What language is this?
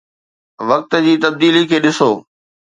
Sindhi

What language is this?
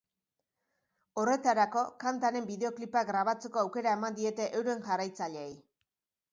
Basque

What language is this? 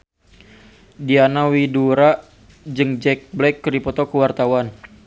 Sundanese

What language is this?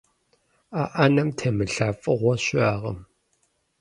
Kabardian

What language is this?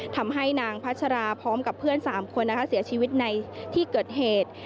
Thai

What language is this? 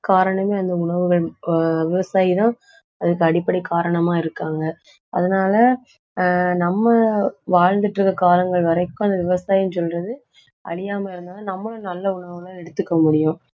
Tamil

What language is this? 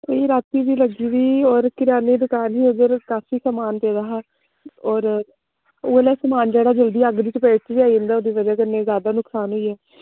Dogri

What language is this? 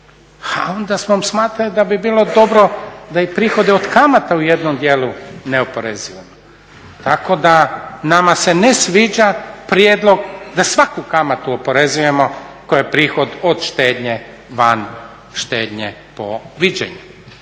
Croatian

